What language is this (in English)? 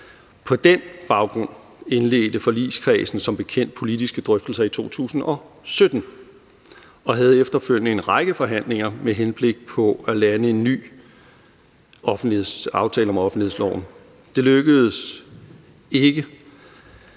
Danish